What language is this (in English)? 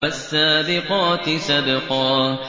Arabic